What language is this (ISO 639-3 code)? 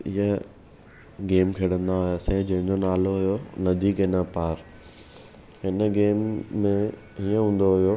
snd